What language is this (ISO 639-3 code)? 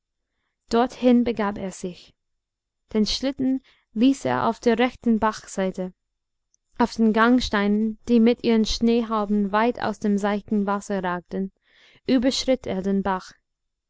deu